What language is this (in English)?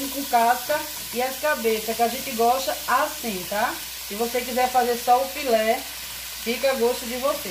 Portuguese